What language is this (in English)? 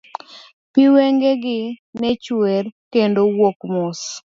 Luo (Kenya and Tanzania)